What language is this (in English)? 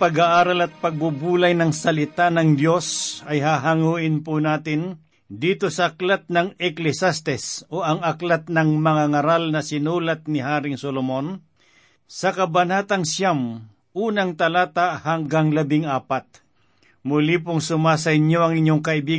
Filipino